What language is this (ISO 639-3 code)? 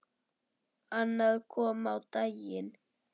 isl